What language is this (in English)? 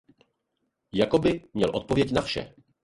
Czech